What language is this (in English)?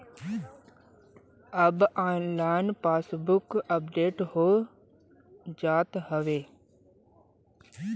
Bhojpuri